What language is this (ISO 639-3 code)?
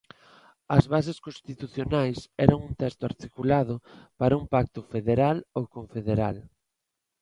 glg